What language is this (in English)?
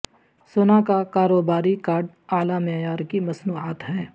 Urdu